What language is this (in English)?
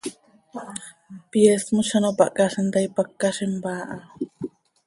Seri